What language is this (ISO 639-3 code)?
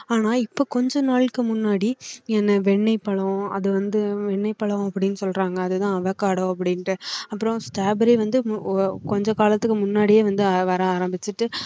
tam